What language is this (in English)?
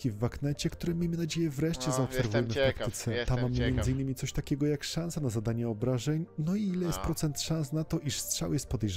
Polish